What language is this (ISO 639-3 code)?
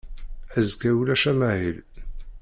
kab